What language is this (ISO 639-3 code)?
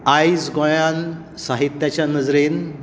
kok